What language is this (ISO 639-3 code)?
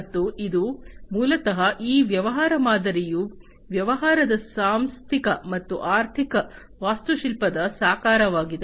kan